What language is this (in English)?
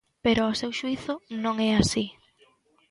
Galician